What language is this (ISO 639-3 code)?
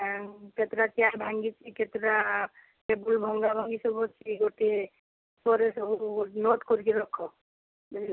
ori